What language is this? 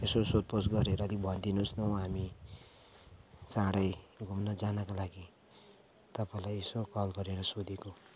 Nepali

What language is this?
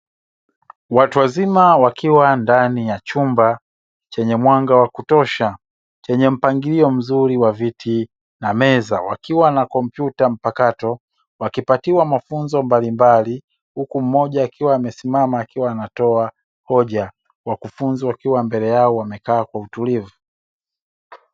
Swahili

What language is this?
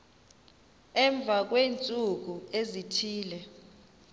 Xhosa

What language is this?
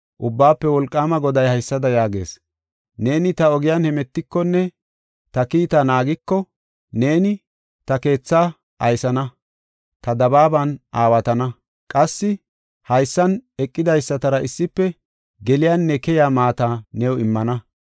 Gofa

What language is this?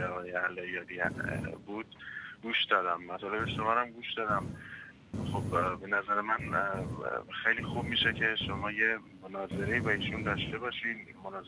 Persian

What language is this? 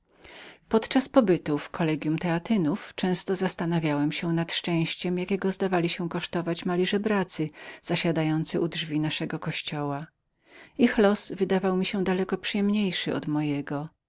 Polish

